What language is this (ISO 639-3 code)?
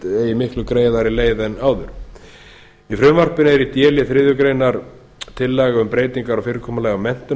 isl